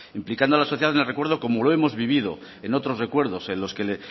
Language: Spanish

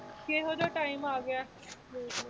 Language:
Punjabi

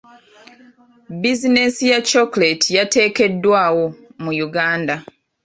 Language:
Ganda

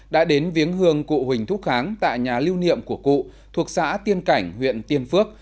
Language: Vietnamese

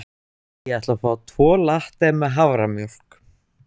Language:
Icelandic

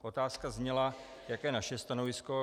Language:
Czech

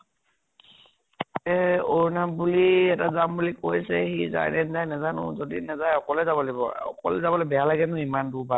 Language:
Assamese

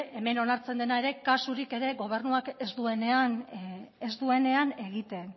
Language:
Basque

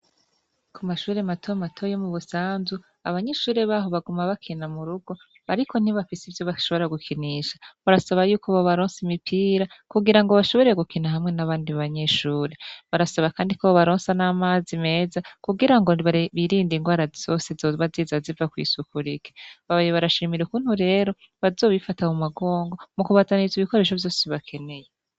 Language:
Rundi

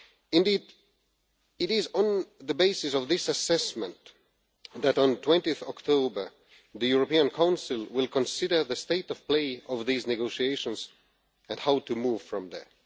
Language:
English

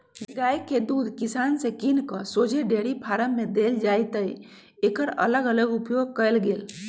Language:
Magahi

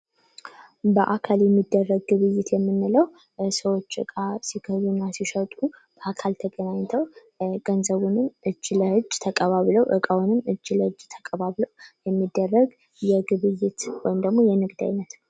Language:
Amharic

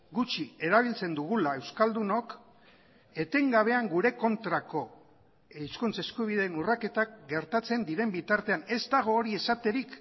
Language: Basque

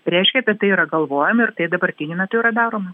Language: Lithuanian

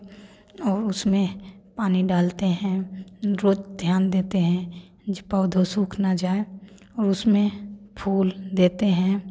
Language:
Hindi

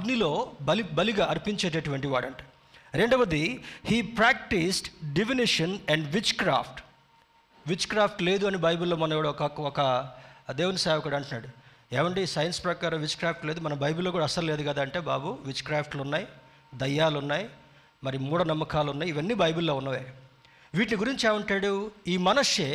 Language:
Telugu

